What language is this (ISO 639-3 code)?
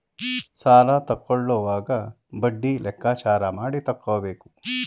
kan